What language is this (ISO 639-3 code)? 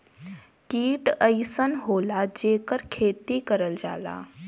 bho